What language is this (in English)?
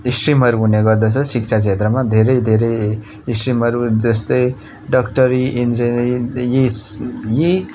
Nepali